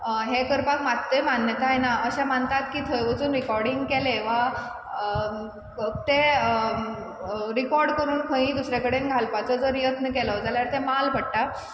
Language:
Konkani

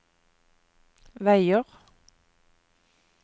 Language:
Norwegian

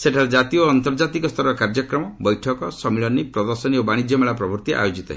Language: Odia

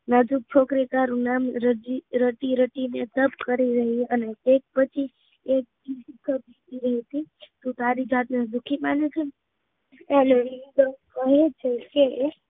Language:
Gujarati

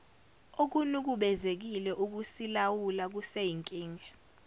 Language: Zulu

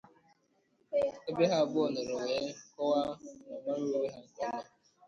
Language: Igbo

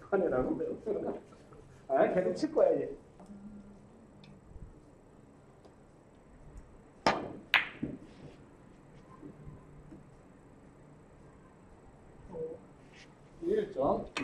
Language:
Korean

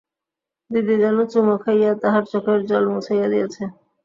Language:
Bangla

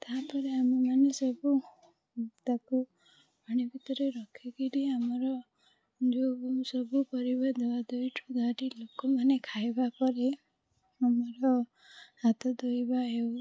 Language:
Odia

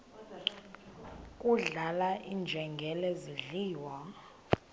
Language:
Xhosa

